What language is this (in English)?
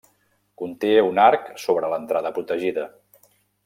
Catalan